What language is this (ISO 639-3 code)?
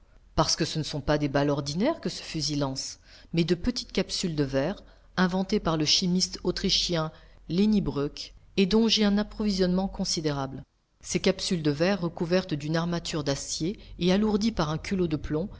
fra